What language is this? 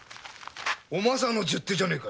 Japanese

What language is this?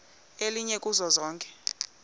Xhosa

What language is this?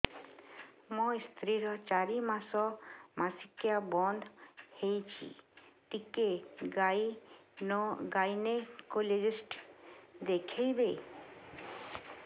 Odia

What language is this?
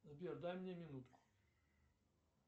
Russian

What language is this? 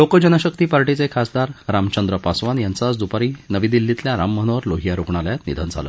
Marathi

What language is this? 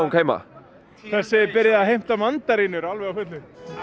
Icelandic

